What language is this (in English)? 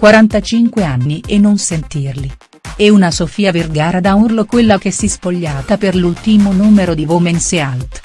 Italian